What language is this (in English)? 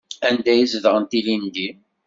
Kabyle